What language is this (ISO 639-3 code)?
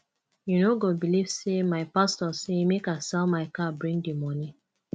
pcm